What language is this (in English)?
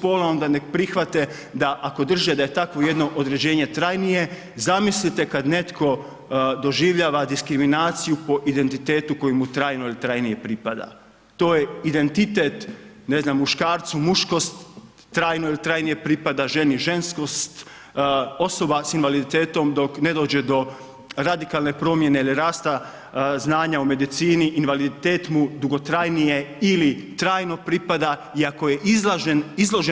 Croatian